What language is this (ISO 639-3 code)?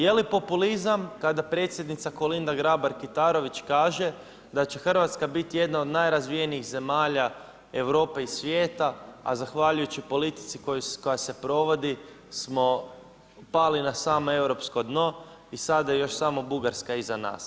hrv